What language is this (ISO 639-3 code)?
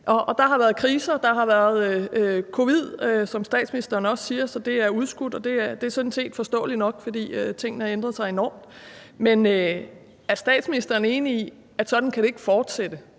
dan